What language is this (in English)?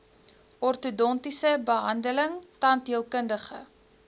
Afrikaans